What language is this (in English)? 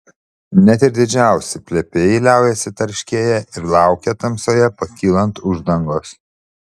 Lithuanian